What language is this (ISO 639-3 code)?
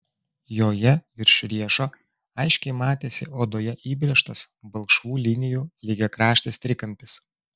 lit